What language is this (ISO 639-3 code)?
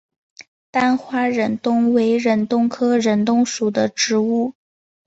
zho